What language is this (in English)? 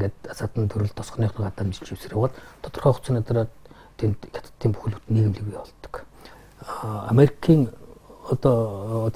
Korean